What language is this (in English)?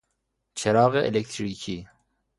Persian